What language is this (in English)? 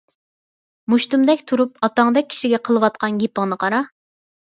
Uyghur